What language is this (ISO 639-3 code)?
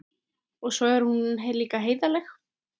isl